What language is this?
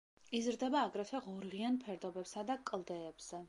Georgian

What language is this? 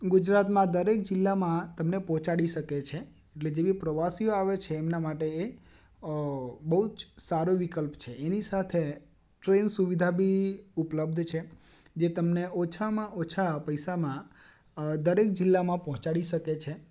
Gujarati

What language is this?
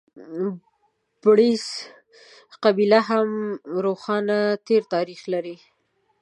Pashto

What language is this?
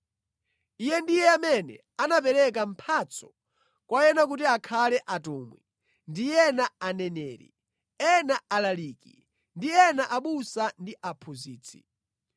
Nyanja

